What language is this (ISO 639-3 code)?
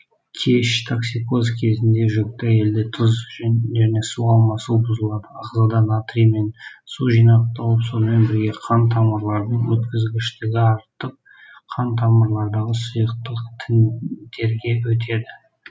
kaz